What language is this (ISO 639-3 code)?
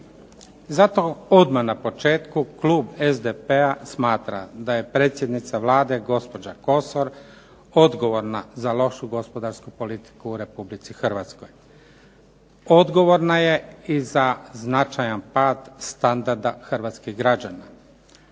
hrv